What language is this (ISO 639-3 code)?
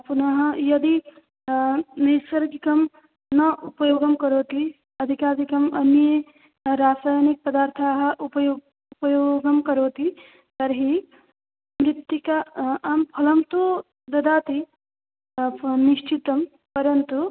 san